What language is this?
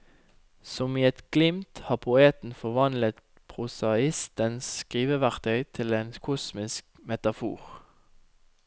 Norwegian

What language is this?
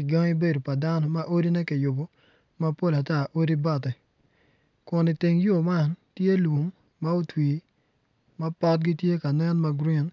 Acoli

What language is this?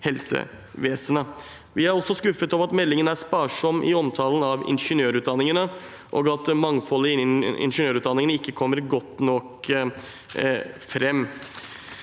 Norwegian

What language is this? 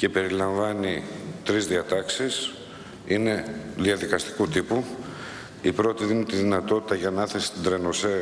Greek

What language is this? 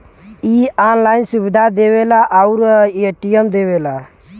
Bhojpuri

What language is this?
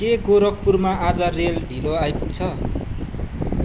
Nepali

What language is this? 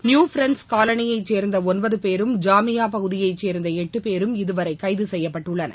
Tamil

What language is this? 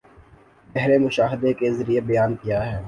Urdu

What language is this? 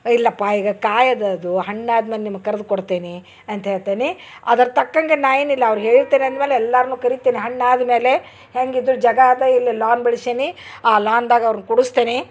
Kannada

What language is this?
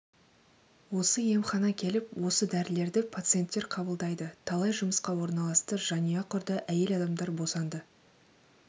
Kazakh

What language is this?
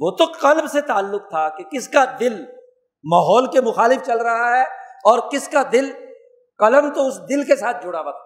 Urdu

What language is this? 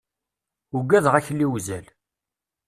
Kabyle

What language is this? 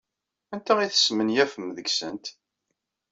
Kabyle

